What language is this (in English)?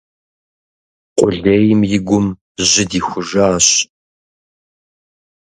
Kabardian